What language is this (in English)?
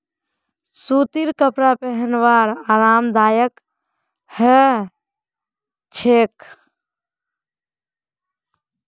Magahi